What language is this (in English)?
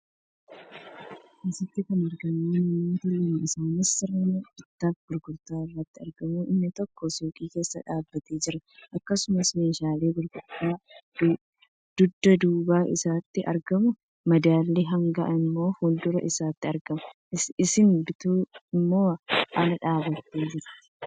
Oromo